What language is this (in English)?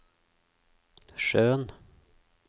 Norwegian